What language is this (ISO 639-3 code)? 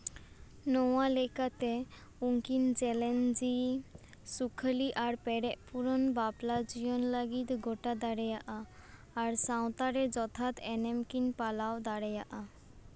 sat